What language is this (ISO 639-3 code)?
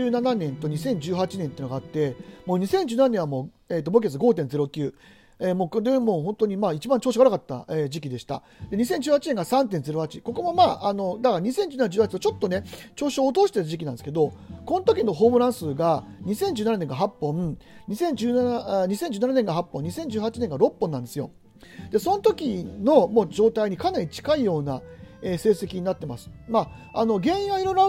jpn